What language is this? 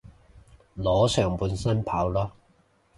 Cantonese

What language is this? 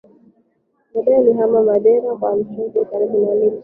Swahili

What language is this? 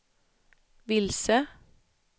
Swedish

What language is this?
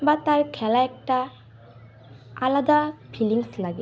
Bangla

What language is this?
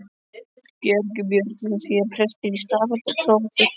Icelandic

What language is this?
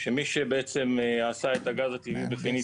Hebrew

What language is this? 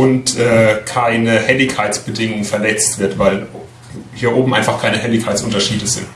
German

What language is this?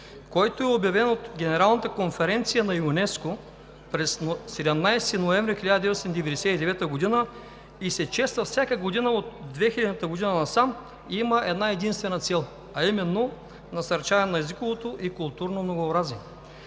Bulgarian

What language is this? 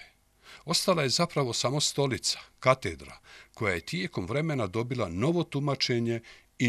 Croatian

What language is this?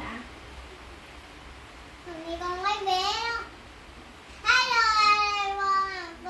Vietnamese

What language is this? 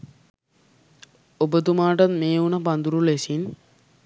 Sinhala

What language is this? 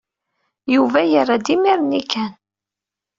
Kabyle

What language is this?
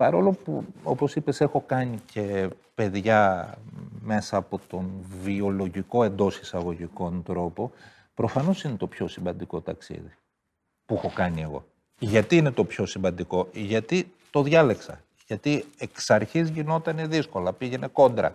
Greek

